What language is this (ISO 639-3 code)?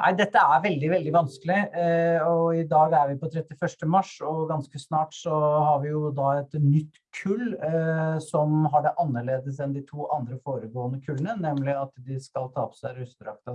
nor